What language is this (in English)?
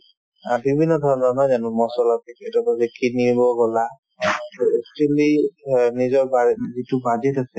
Assamese